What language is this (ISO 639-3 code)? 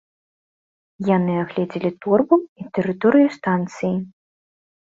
bel